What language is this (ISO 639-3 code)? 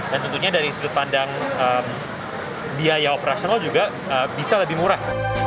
ind